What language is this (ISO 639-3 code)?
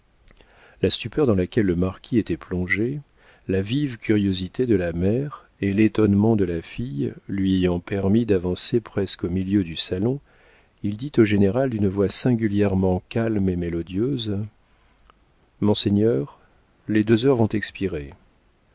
fra